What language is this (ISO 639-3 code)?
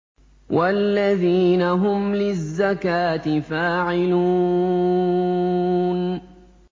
ara